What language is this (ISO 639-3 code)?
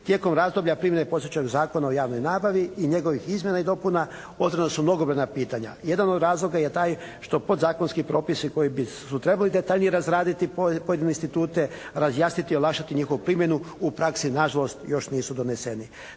hrv